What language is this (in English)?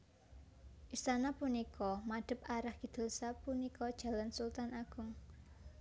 Javanese